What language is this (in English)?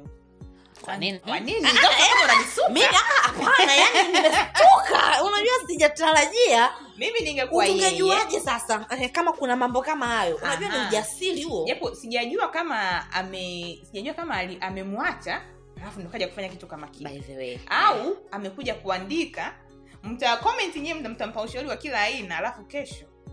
Swahili